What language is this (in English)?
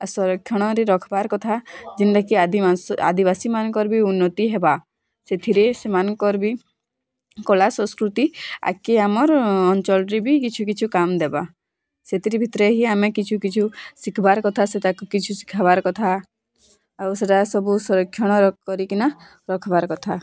Odia